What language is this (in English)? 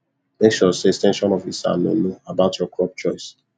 Nigerian Pidgin